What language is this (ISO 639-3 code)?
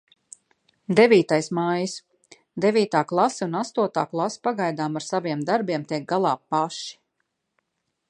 lav